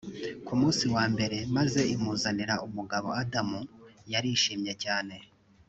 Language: Kinyarwanda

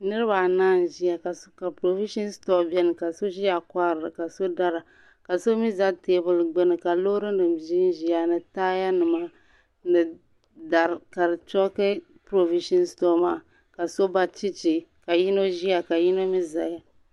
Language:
Dagbani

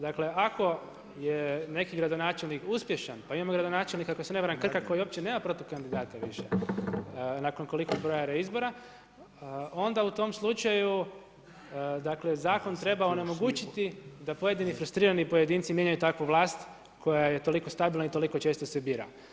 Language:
Croatian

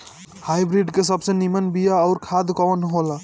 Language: Bhojpuri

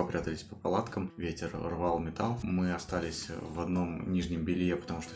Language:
Russian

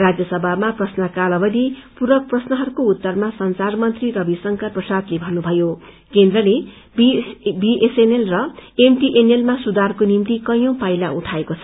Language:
Nepali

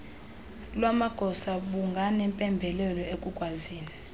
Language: Xhosa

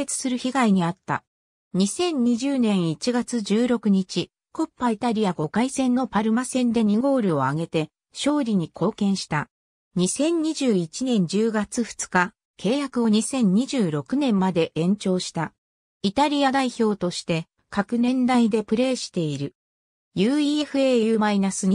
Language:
Japanese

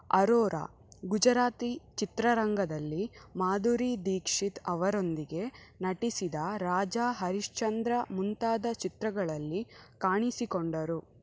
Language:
Kannada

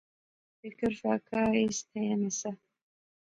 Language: Pahari-Potwari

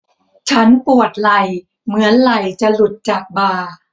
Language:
Thai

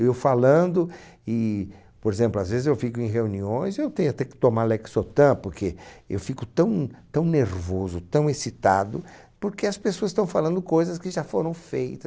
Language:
Portuguese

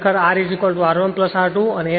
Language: Gujarati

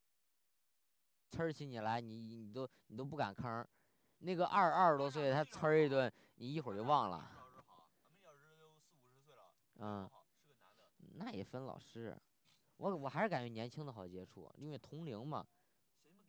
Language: Chinese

